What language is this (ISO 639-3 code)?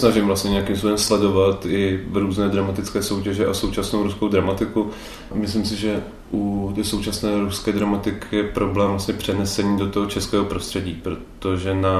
ces